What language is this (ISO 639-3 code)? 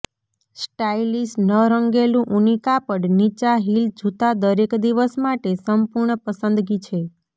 guj